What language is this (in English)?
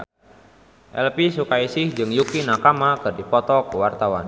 Sundanese